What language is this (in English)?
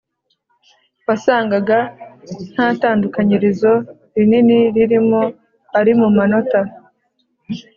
Kinyarwanda